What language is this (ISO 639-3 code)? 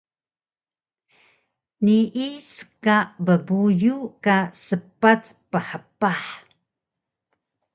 trv